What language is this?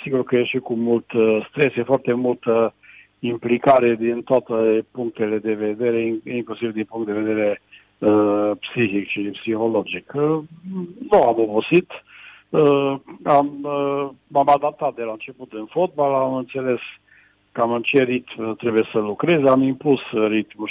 Romanian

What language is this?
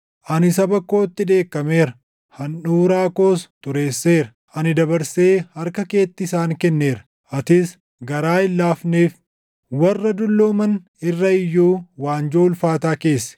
Oromo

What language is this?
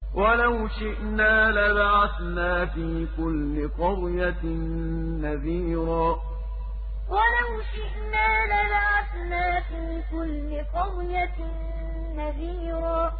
Arabic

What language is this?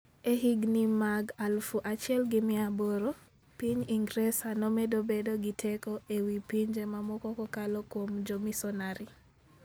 Luo (Kenya and Tanzania)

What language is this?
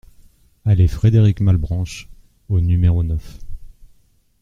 French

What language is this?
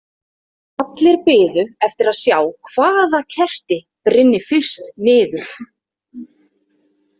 Icelandic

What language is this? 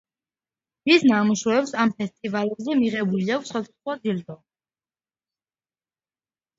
Georgian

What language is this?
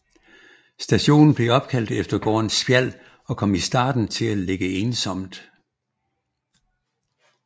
Danish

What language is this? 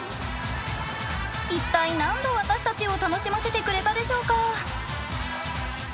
Japanese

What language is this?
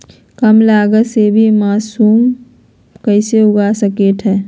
Magahi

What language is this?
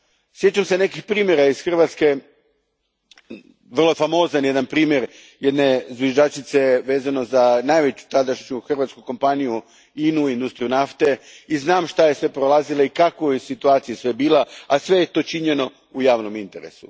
Croatian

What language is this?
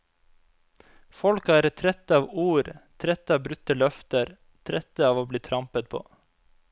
Norwegian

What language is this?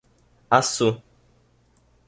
Portuguese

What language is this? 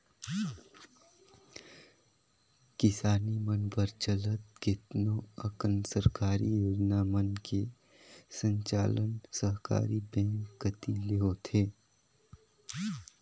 Chhattisgarhi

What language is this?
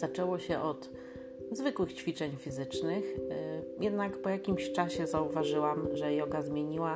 Polish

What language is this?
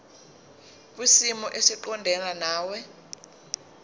Zulu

